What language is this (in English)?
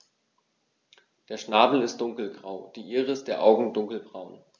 German